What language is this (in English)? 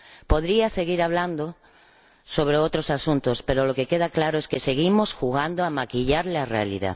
Spanish